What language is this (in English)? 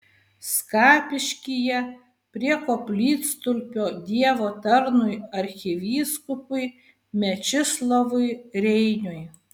Lithuanian